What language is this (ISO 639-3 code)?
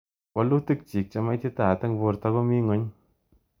kln